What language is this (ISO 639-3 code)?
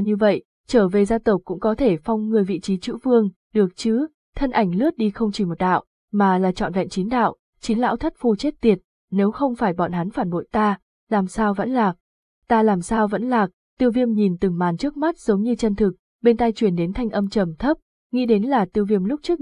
vie